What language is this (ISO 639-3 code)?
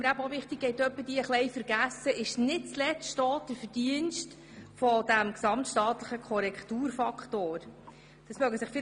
gsw